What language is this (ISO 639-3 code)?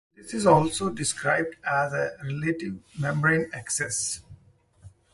eng